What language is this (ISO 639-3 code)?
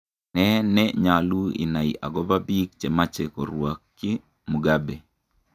kln